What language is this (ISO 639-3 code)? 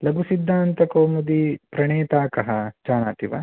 san